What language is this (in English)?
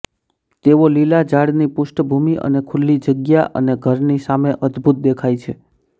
Gujarati